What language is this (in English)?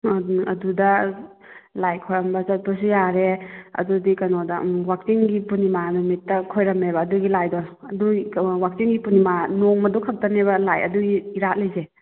Manipuri